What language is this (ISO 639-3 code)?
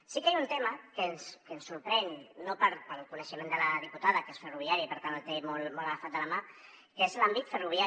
cat